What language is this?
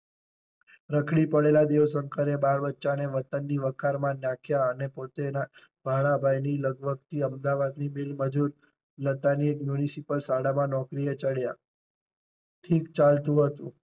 Gujarati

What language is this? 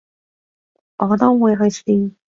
Cantonese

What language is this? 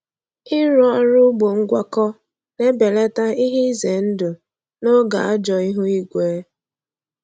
Igbo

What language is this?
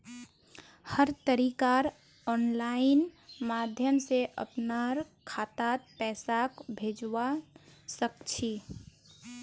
Magahi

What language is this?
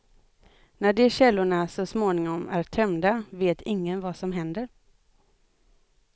Swedish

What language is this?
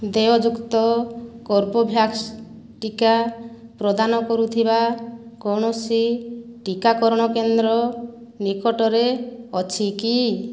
Odia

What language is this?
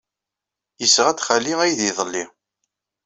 Kabyle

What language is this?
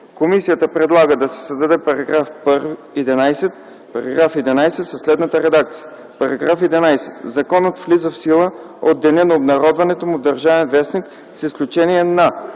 Bulgarian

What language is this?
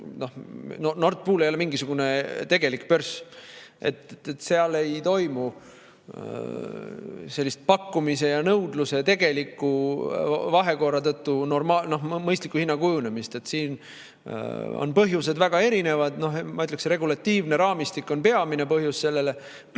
Estonian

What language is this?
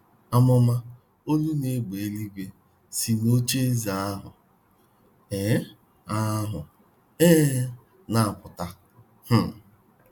Igbo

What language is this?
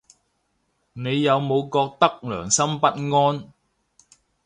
Cantonese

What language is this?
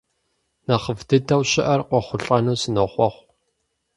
Kabardian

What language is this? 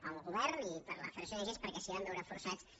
Catalan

